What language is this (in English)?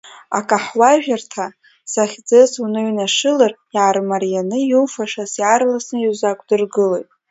Abkhazian